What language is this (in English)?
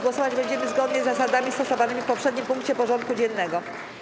Polish